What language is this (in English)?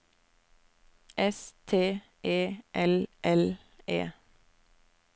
Norwegian